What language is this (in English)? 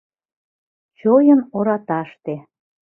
Mari